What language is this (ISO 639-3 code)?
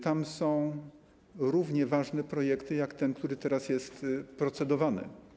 pol